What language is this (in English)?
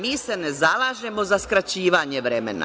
Serbian